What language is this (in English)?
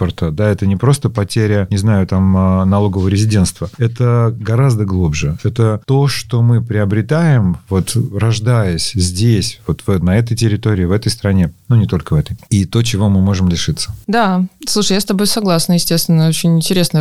Russian